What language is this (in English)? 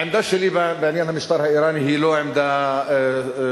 Hebrew